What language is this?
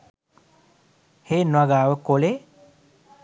Sinhala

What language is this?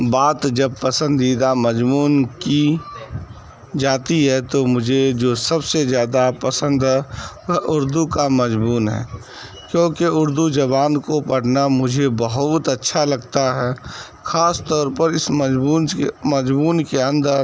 Urdu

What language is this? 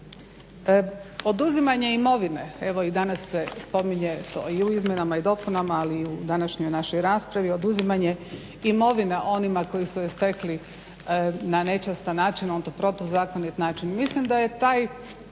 Croatian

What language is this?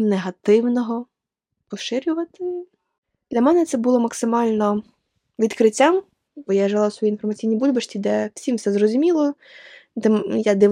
Ukrainian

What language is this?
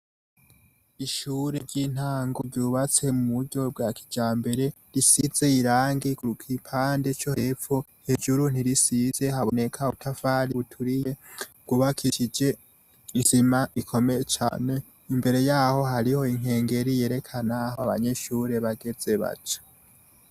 Rundi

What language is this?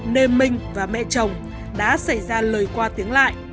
Vietnamese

